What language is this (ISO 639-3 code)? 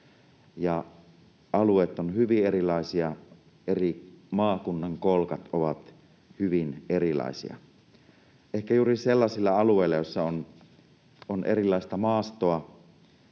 fin